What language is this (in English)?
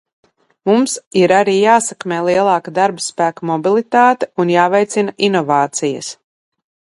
Latvian